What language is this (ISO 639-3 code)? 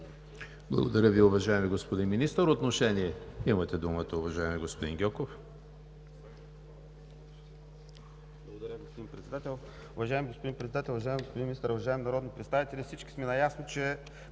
bul